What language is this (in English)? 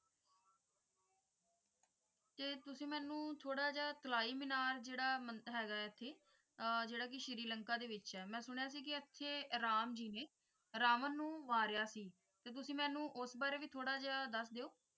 Punjabi